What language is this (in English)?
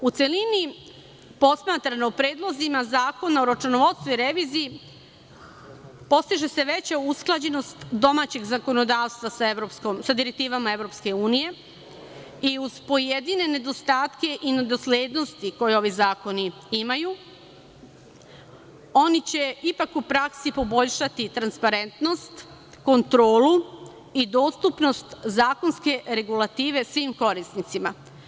Serbian